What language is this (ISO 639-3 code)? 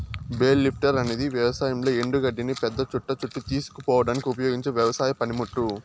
tel